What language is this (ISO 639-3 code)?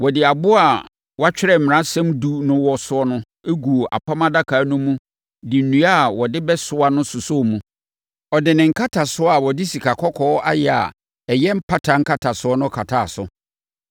aka